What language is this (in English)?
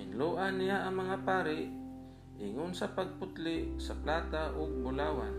Filipino